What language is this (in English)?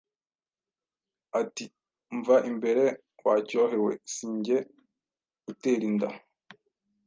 Kinyarwanda